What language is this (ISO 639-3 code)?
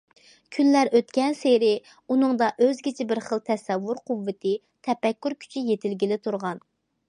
uig